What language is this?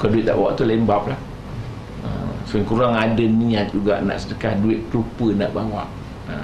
Malay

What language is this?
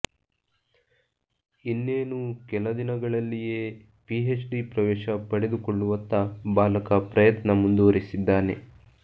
Kannada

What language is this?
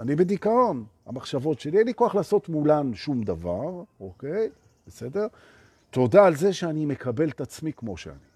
Hebrew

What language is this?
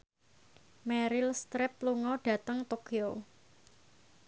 Javanese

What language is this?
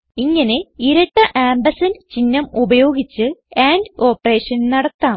Malayalam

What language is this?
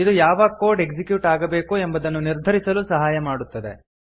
Kannada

